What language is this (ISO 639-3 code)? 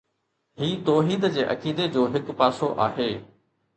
snd